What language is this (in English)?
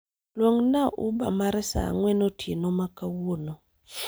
Luo (Kenya and Tanzania)